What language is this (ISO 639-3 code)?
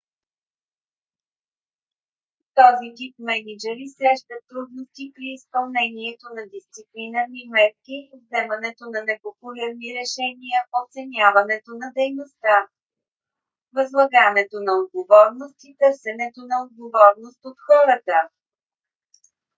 bul